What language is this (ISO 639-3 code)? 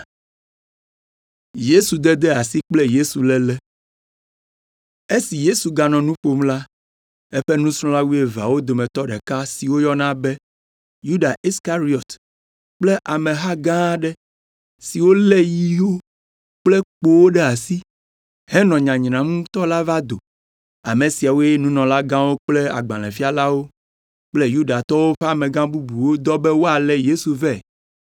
ewe